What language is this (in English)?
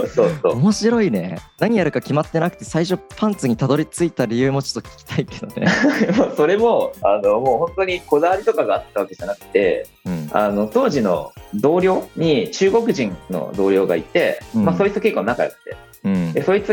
Japanese